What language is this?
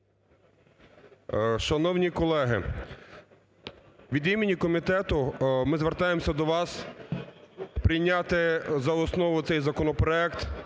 Ukrainian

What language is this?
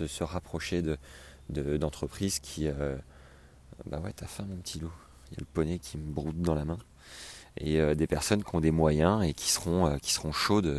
French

